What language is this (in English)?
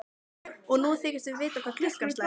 Icelandic